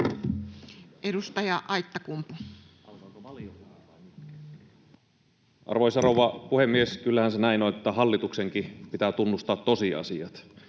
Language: Finnish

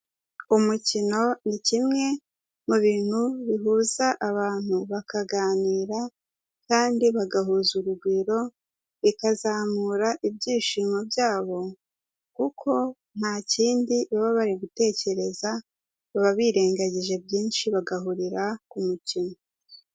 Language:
Kinyarwanda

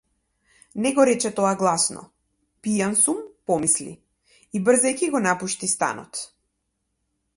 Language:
Macedonian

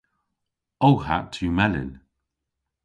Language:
Cornish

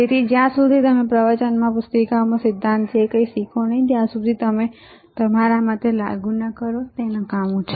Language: Gujarati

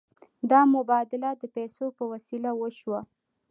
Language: Pashto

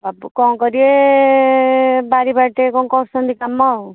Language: Odia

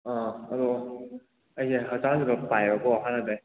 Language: Manipuri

